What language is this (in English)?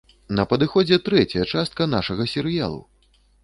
Belarusian